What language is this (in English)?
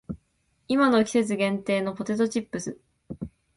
Japanese